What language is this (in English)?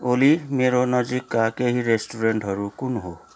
Nepali